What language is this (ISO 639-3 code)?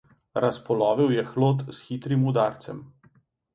slv